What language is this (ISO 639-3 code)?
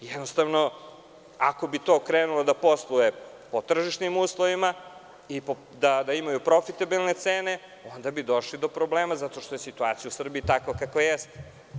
srp